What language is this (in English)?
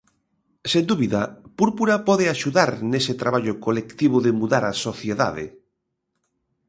Galician